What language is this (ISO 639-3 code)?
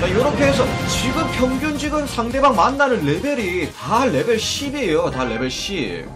kor